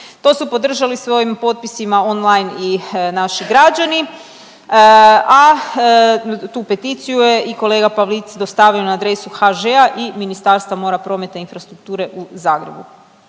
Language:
Croatian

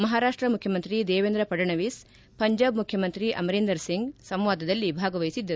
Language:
Kannada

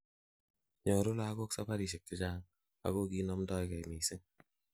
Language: Kalenjin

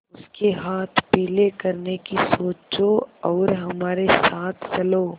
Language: Hindi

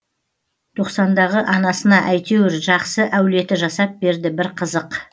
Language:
Kazakh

